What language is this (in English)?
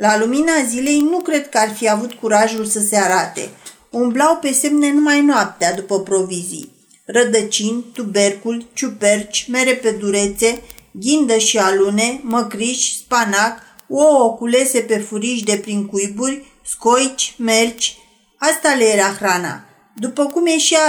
Romanian